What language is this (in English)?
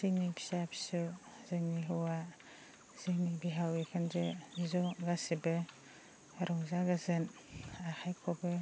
Bodo